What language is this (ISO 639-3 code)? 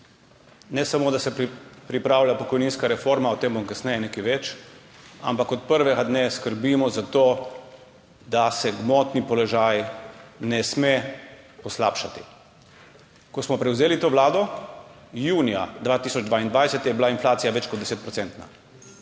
slv